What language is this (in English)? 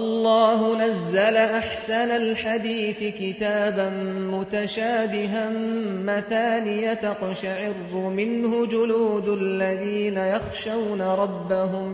Arabic